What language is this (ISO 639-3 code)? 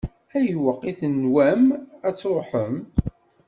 kab